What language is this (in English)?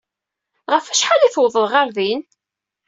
Kabyle